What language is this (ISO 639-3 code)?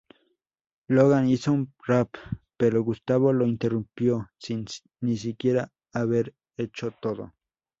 spa